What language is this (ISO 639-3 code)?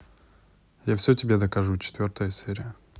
rus